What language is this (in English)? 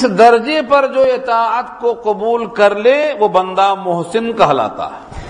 Urdu